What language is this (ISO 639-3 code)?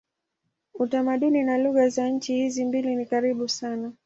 swa